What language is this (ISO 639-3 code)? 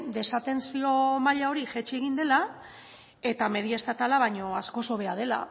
eus